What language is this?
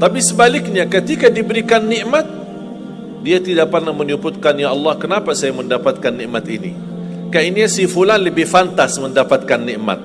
Malay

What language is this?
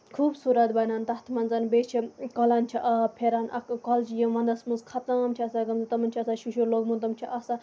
Kashmiri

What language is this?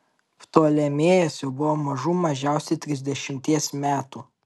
Lithuanian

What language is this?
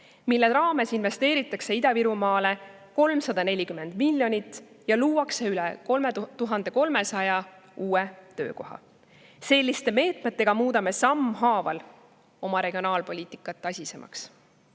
Estonian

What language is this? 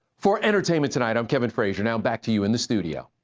English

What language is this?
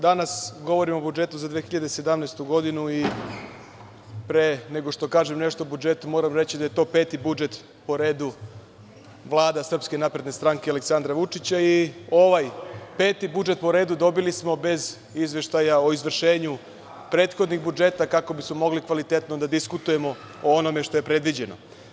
Serbian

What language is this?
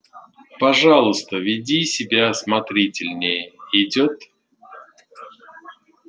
Russian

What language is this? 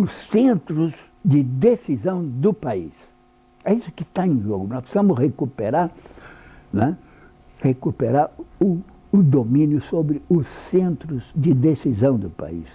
Portuguese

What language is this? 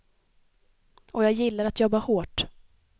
Swedish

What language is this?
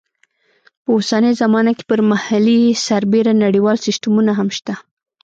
Pashto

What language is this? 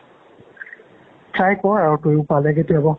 Assamese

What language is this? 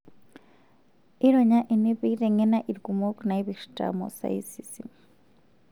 Masai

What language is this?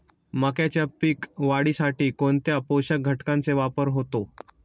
Marathi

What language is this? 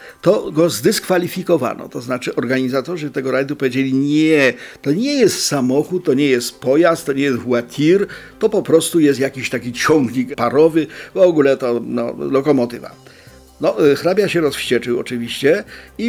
Polish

